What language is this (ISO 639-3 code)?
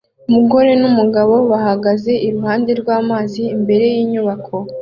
kin